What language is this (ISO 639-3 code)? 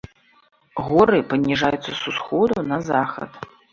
bel